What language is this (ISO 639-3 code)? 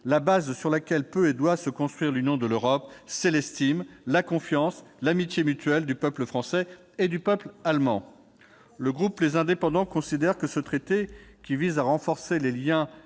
fra